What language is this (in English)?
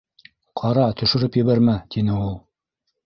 Bashkir